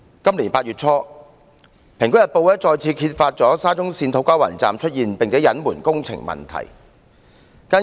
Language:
Cantonese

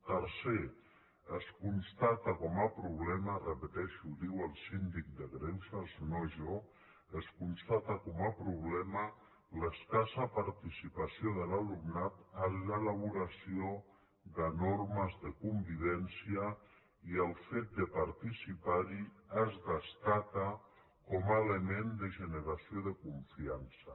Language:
Catalan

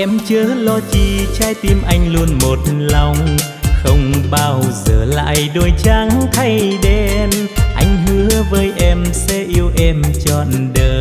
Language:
Vietnamese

